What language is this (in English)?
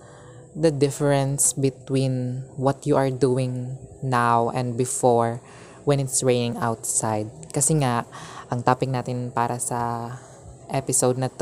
Filipino